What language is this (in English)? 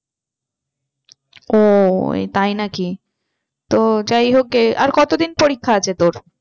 Bangla